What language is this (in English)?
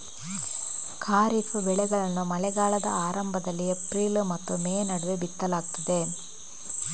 Kannada